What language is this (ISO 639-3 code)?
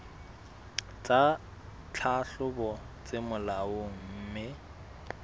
sot